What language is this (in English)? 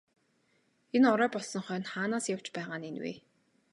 Mongolian